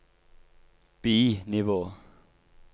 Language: Norwegian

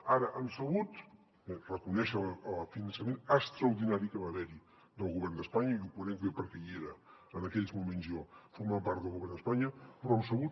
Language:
Catalan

